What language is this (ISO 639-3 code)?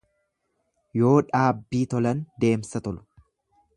orm